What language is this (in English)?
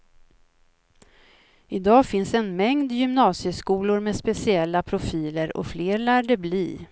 Swedish